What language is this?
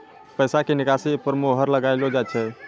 Maithili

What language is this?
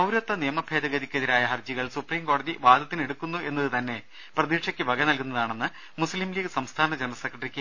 Malayalam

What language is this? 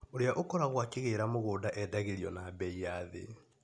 Kikuyu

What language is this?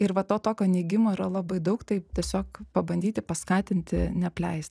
Lithuanian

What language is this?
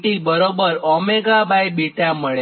Gujarati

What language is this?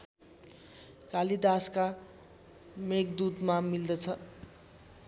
Nepali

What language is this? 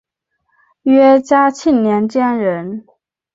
Chinese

